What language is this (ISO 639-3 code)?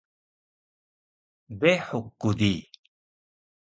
trv